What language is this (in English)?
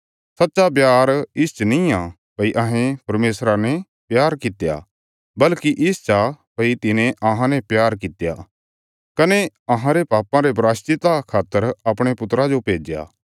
Bilaspuri